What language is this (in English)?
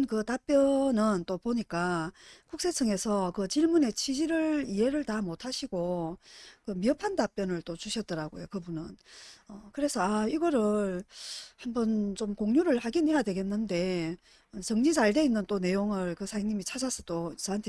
Korean